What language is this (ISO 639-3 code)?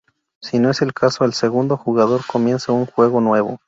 spa